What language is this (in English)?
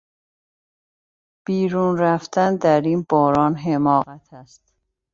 Persian